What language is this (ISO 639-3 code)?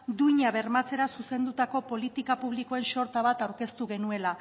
eus